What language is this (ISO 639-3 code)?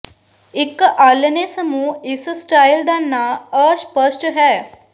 pan